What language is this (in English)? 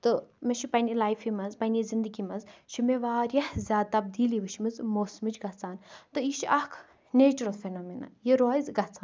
Kashmiri